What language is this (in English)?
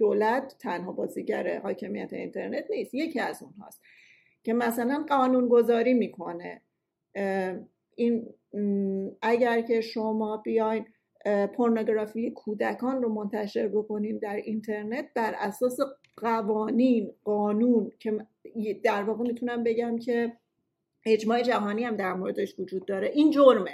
Persian